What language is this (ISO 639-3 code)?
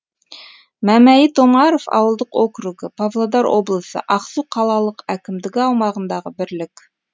kaz